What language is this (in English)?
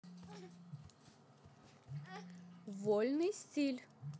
Russian